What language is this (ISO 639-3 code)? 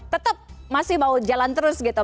ind